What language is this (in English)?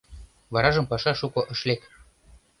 Mari